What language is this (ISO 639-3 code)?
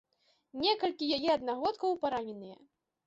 bel